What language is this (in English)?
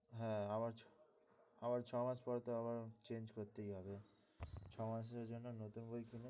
Bangla